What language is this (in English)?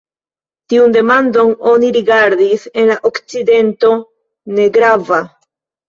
Esperanto